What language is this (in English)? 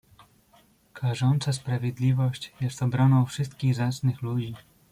Polish